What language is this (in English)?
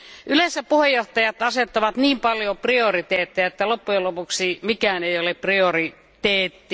Finnish